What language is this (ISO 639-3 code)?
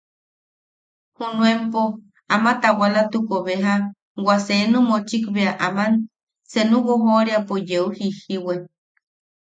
yaq